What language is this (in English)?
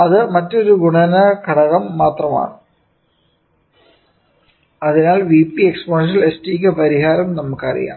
Malayalam